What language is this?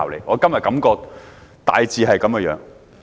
Cantonese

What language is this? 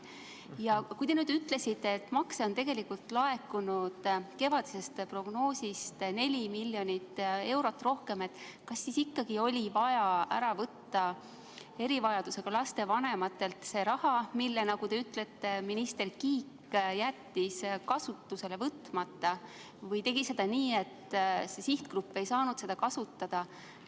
Estonian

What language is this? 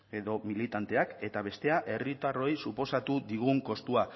Basque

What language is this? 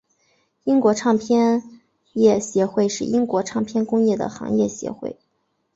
Chinese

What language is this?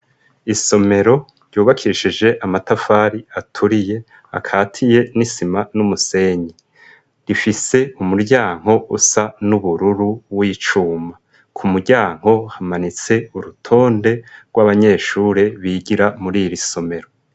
Rundi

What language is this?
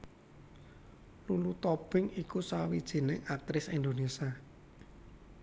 Javanese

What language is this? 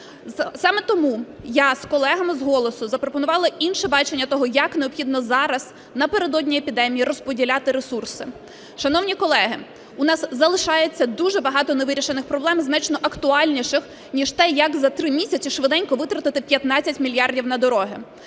Ukrainian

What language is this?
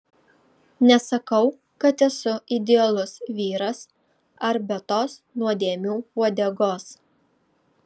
Lithuanian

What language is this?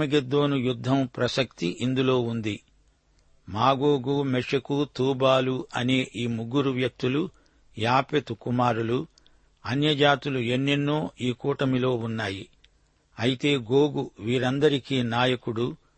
Telugu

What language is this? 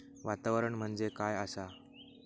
Marathi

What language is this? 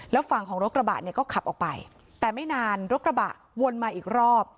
Thai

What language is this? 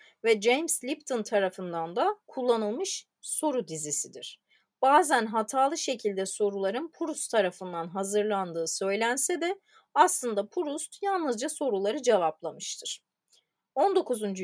Turkish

